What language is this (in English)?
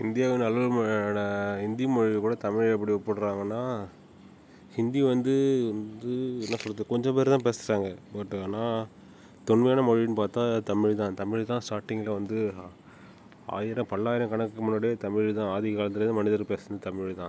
Tamil